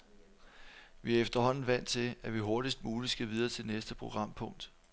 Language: Danish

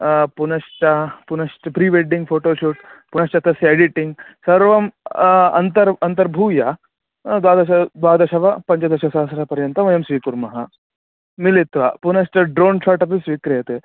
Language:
Sanskrit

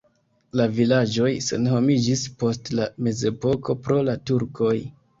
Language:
Esperanto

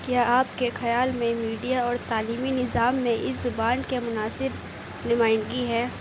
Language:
Urdu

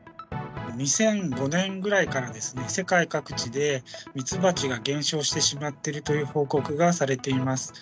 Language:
Japanese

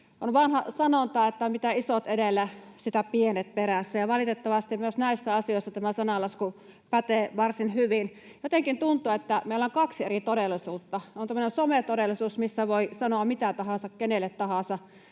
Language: Finnish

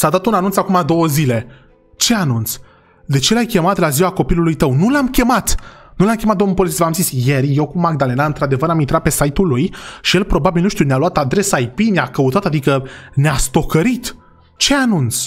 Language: Romanian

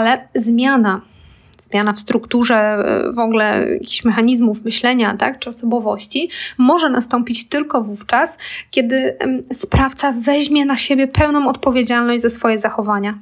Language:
Polish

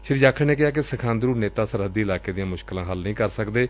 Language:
Punjabi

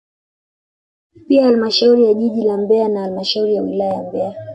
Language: Swahili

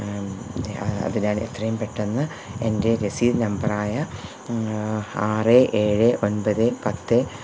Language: Malayalam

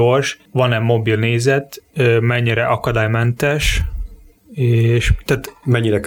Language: Hungarian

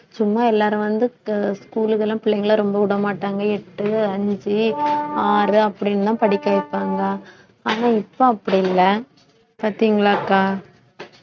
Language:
Tamil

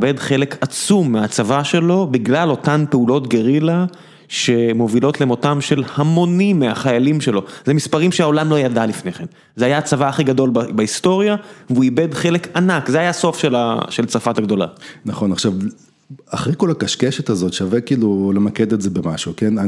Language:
Hebrew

